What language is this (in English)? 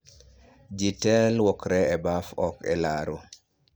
Luo (Kenya and Tanzania)